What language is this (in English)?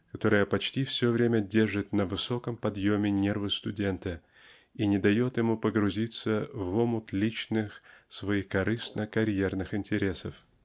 Russian